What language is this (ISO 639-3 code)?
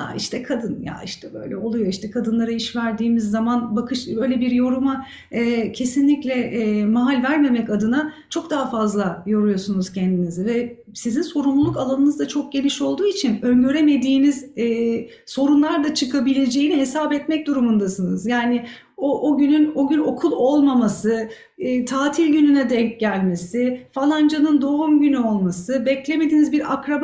tur